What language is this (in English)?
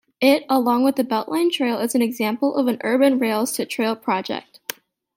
English